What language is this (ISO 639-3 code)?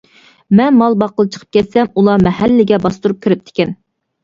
uig